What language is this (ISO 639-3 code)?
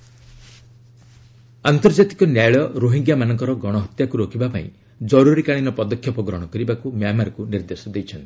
ori